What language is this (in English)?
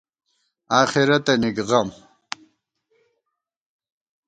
Gawar-Bati